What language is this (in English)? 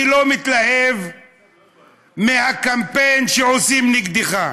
Hebrew